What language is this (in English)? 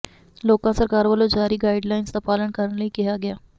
Punjabi